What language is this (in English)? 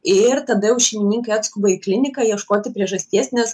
Lithuanian